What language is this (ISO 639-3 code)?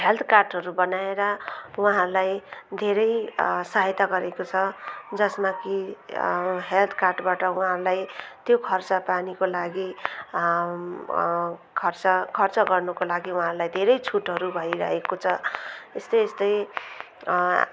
nep